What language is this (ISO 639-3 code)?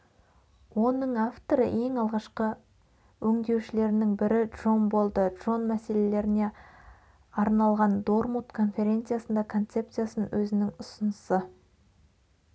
kaz